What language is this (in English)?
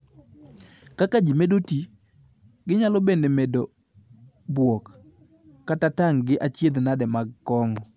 Luo (Kenya and Tanzania)